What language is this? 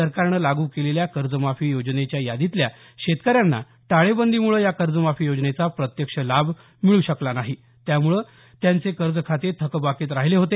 Marathi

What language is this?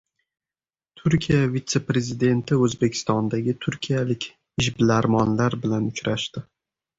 Uzbek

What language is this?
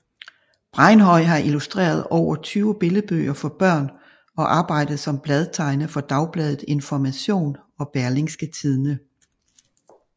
Danish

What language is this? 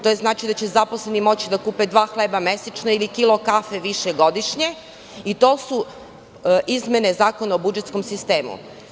Serbian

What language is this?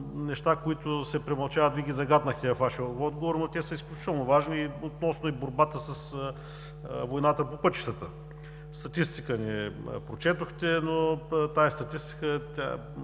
Bulgarian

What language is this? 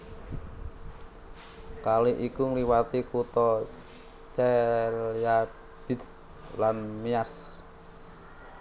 Javanese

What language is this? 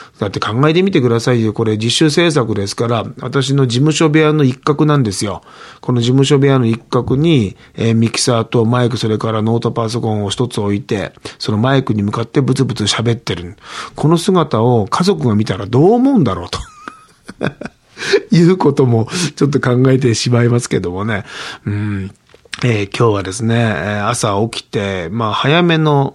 Japanese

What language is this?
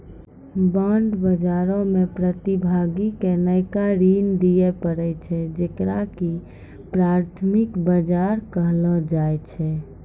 Maithili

